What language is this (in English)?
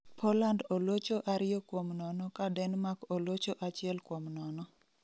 Luo (Kenya and Tanzania)